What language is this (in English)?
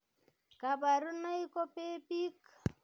Kalenjin